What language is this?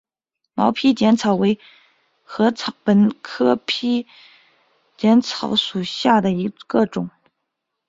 Chinese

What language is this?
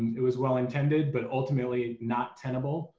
English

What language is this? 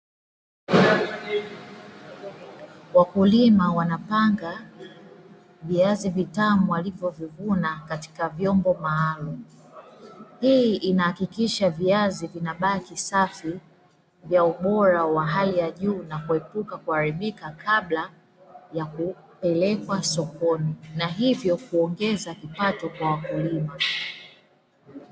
Swahili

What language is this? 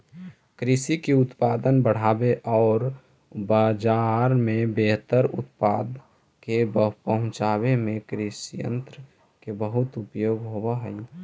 Magahi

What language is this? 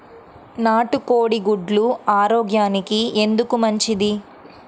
Telugu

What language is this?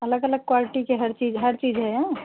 Hindi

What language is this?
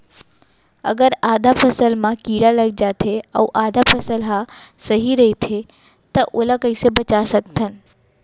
Chhattisgarhi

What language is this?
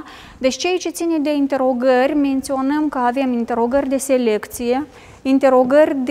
Romanian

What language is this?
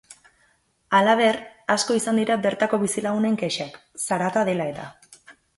Basque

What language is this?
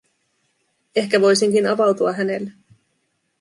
Finnish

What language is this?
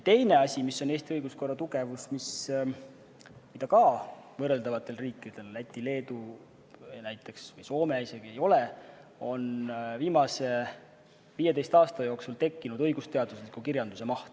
Estonian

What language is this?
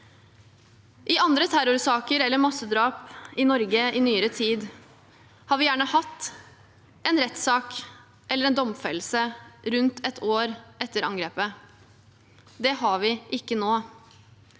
Norwegian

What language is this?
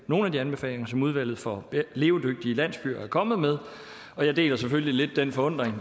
Danish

